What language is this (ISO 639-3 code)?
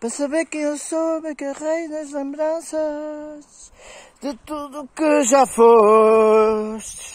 por